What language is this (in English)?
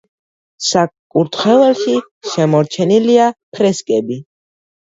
Georgian